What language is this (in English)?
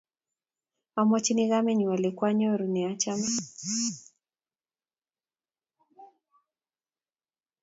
Kalenjin